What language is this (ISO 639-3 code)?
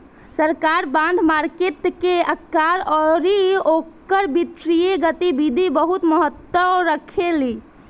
bho